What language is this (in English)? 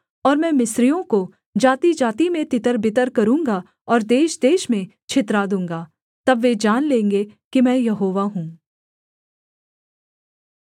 Hindi